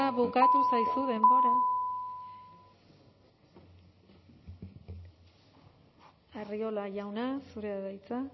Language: Basque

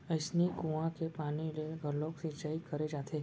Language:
Chhattisgarhi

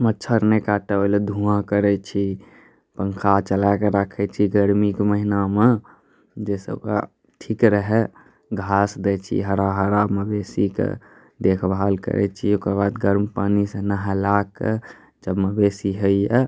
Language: Maithili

